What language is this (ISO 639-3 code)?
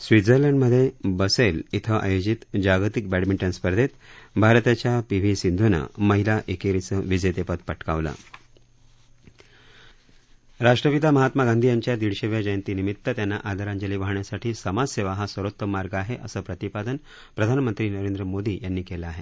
mar